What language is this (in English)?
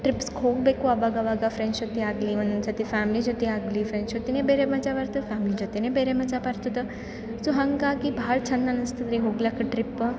Kannada